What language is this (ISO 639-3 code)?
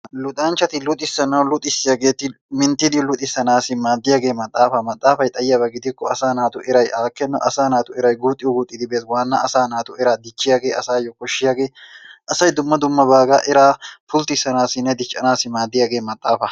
wal